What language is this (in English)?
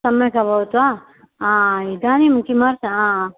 Sanskrit